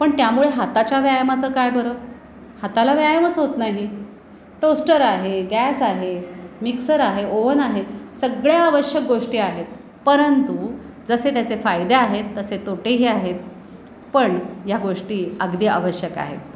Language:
Marathi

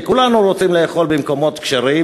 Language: Hebrew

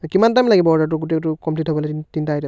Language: Assamese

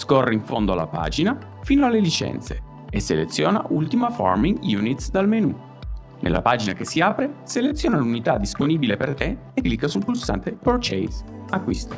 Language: Italian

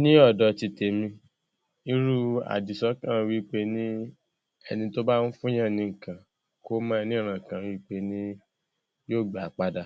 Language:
Yoruba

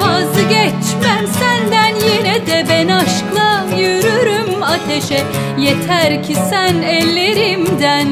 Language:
Turkish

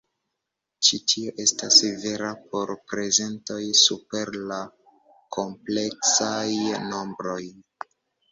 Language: Esperanto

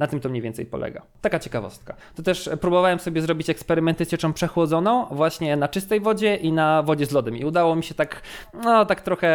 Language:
Polish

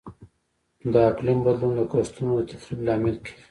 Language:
Pashto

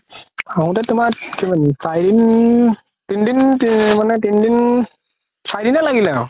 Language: Assamese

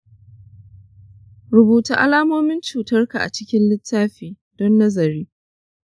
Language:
Hausa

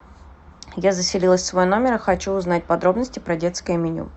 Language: Russian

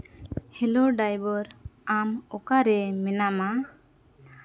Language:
Santali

